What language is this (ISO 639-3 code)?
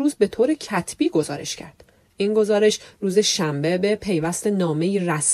fas